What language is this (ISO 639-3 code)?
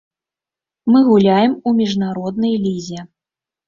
bel